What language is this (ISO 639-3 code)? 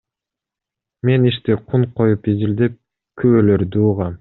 kir